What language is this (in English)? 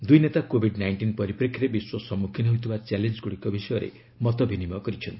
Odia